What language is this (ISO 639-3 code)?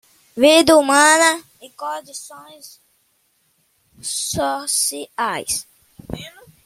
por